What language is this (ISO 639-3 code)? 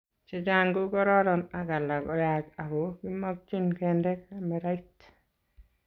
kln